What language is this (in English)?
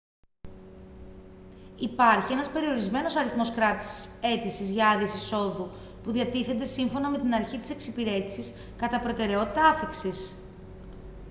Greek